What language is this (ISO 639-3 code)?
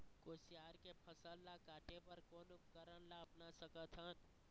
hne